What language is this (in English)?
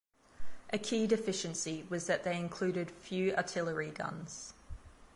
English